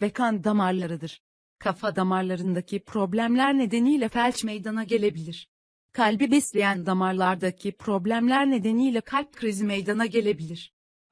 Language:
Turkish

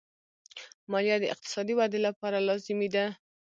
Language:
Pashto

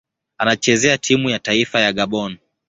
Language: Swahili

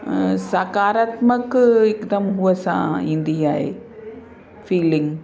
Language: Sindhi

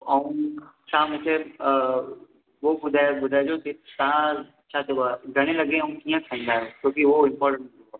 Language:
Sindhi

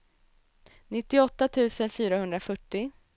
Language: Swedish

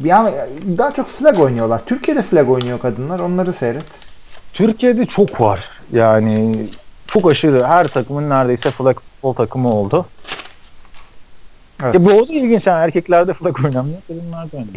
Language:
Turkish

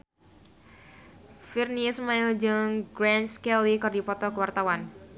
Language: Sundanese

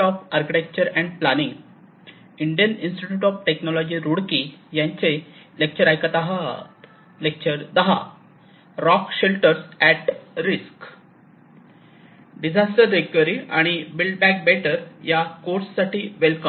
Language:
Marathi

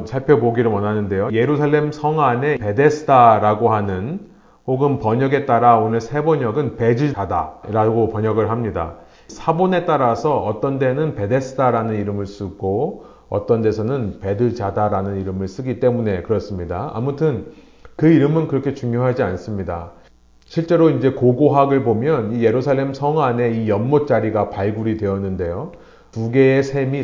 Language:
Korean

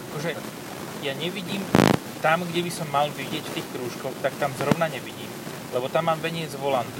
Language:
Slovak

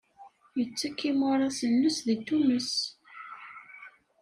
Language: Kabyle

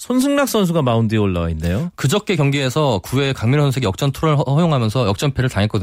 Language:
Korean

